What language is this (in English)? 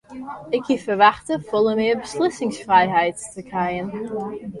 Western Frisian